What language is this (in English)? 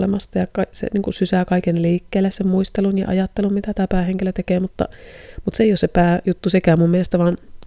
Finnish